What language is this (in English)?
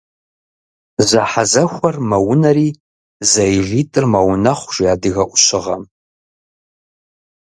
Kabardian